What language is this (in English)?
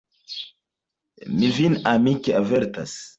Esperanto